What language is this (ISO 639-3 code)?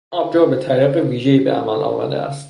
fas